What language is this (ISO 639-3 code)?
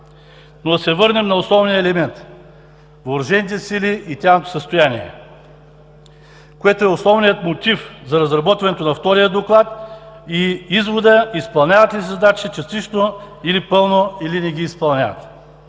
bul